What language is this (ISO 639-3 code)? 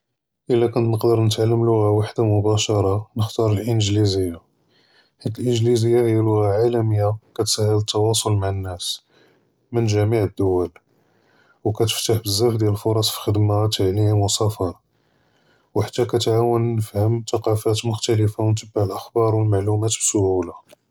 jrb